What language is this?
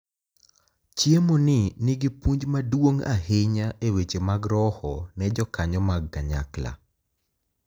Luo (Kenya and Tanzania)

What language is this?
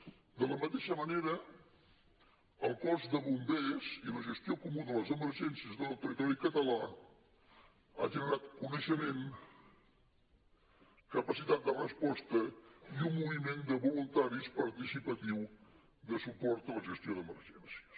Catalan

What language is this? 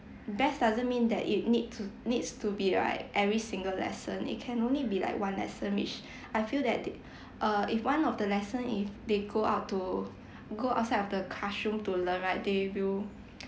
English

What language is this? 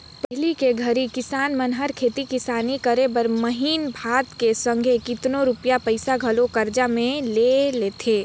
Chhattisgarhi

